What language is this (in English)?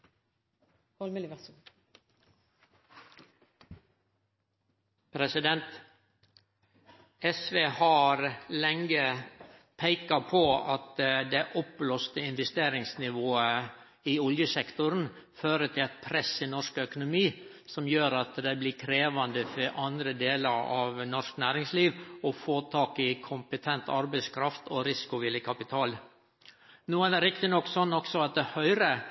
Norwegian